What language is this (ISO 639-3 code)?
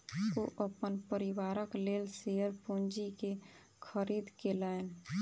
mai